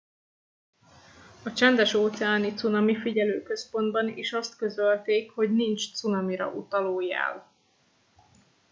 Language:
Hungarian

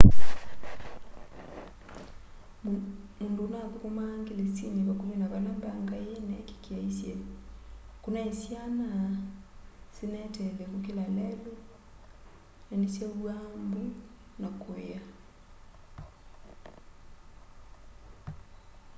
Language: Kamba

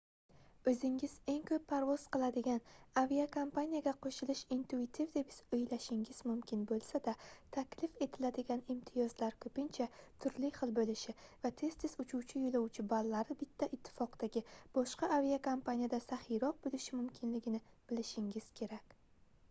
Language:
Uzbek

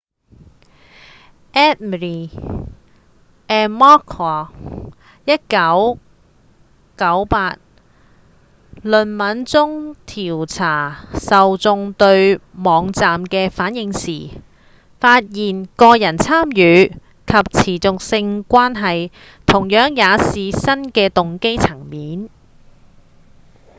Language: Cantonese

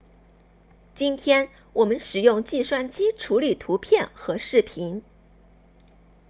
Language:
Chinese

